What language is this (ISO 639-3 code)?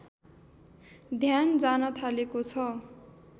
nep